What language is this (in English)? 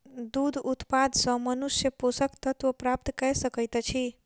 Maithili